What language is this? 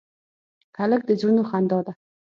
Pashto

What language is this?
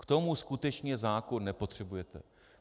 Czech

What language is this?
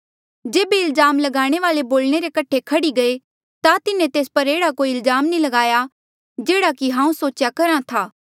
Mandeali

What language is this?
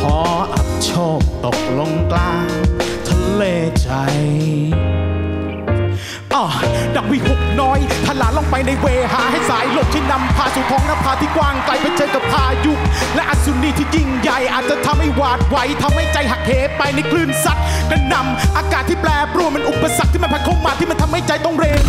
Thai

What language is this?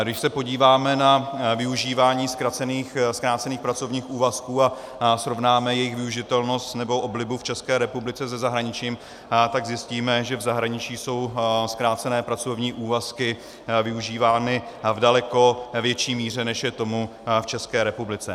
Czech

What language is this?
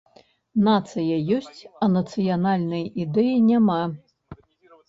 Belarusian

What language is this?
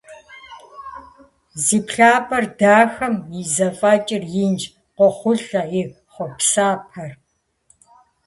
Kabardian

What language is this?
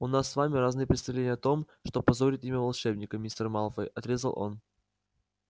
Russian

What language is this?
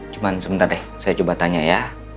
Indonesian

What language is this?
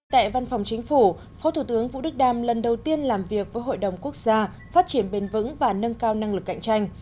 Vietnamese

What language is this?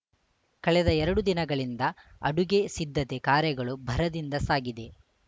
Kannada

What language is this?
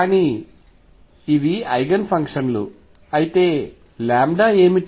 Telugu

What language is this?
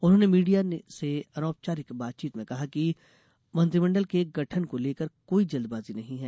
Hindi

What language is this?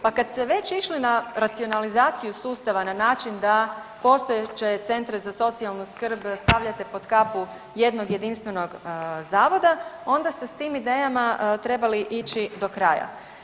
Croatian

